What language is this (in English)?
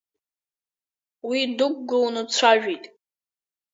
Abkhazian